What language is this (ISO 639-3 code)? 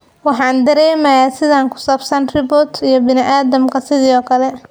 som